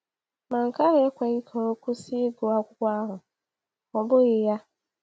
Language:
Igbo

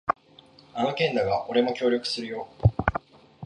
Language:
Japanese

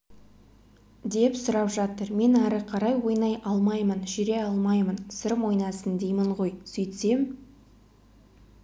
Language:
Kazakh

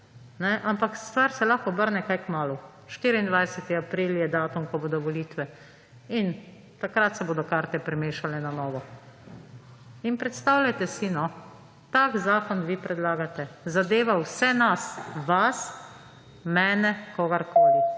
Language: Slovenian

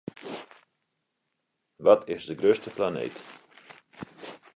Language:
Western Frisian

